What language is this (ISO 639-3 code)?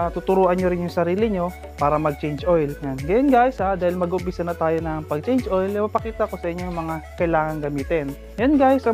fil